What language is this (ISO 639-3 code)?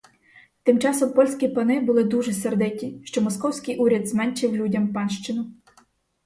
ukr